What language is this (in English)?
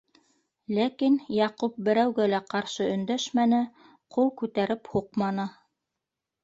Bashkir